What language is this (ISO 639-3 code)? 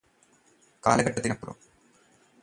mal